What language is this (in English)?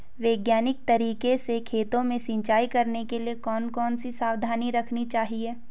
Hindi